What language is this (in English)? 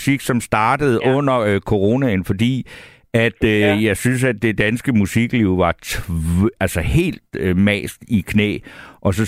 Danish